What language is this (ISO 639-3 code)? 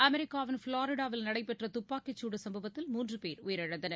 tam